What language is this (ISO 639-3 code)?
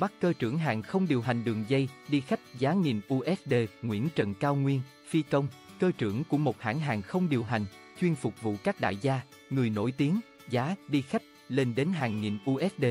vie